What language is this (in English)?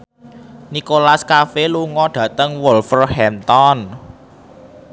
Javanese